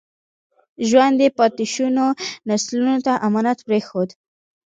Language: Pashto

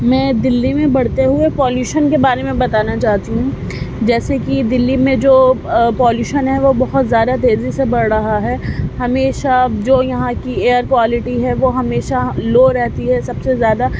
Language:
Urdu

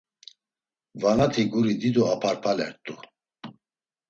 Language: Laz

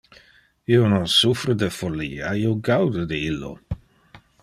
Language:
Interlingua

